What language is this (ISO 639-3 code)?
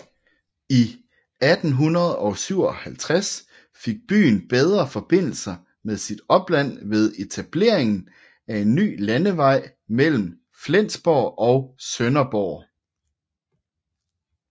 dan